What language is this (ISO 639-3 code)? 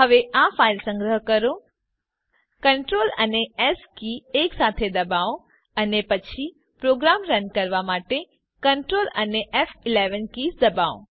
guj